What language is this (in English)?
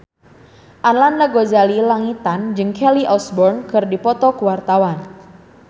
Sundanese